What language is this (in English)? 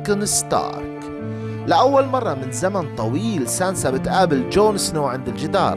Arabic